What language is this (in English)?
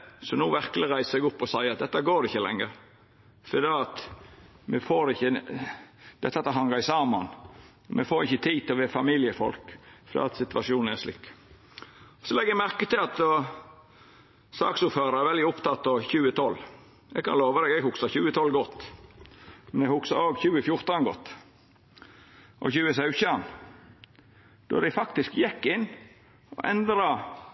Norwegian Nynorsk